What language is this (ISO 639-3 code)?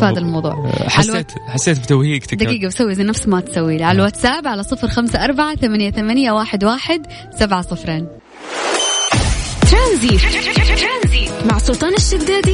ara